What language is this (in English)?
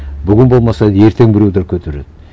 Kazakh